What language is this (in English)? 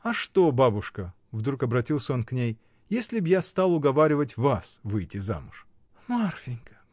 Russian